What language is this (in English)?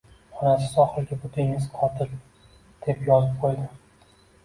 Uzbek